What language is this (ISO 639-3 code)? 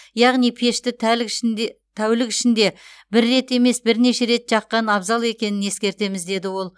kaz